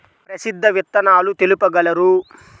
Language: Telugu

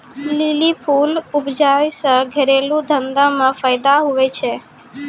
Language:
Maithili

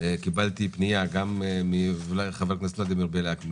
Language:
Hebrew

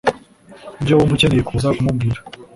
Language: Kinyarwanda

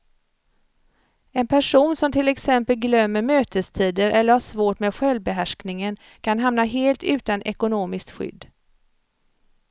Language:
Swedish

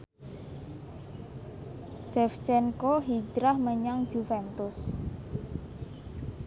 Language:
Javanese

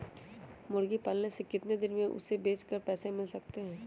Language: Magahi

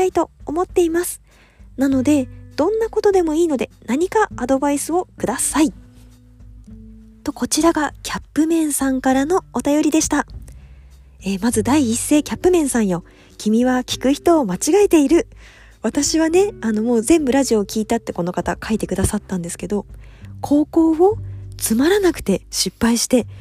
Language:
Japanese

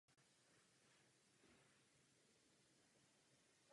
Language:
Czech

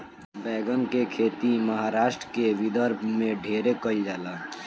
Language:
Bhojpuri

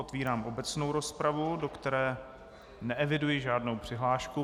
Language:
Czech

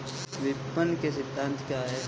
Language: Hindi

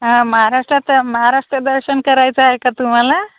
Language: Marathi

